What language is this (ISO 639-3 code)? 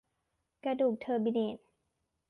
tha